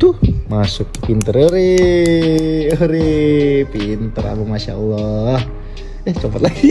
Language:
Indonesian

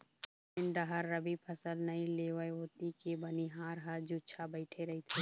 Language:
Chhattisgarhi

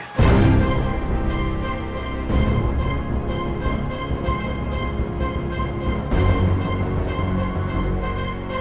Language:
Indonesian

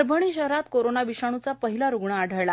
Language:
Marathi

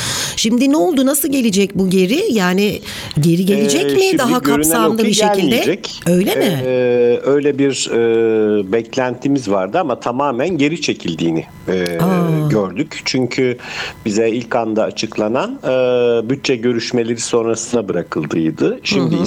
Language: Turkish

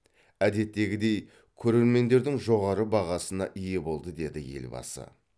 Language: Kazakh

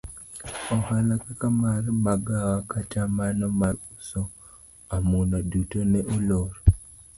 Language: Luo (Kenya and Tanzania)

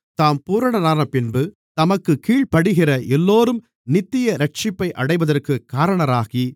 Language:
Tamil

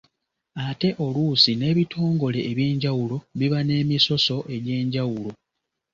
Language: Ganda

